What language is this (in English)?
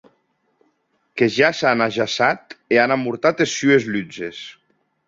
Occitan